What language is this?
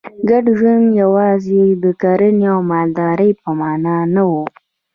Pashto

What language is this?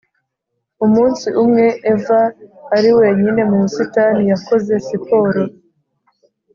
Kinyarwanda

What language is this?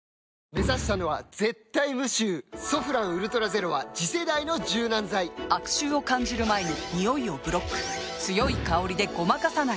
Japanese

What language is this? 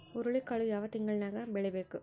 Kannada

